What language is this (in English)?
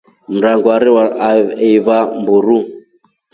Rombo